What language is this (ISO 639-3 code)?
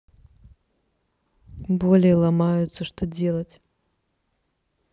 rus